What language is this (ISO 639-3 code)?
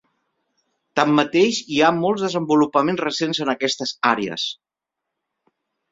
cat